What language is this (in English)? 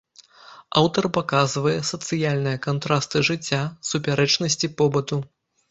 Belarusian